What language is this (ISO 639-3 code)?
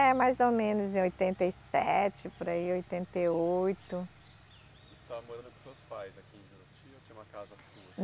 por